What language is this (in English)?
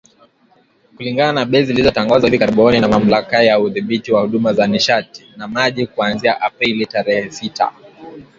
Swahili